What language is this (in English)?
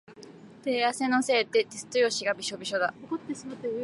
Japanese